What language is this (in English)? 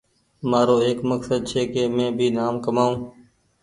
Goaria